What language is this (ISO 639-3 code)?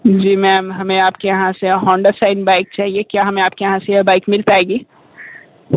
hin